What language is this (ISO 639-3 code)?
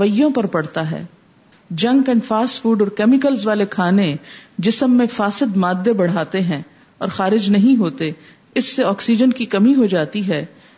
urd